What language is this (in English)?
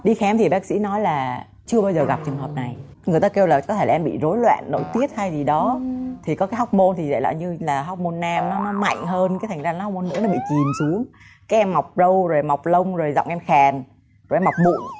Vietnamese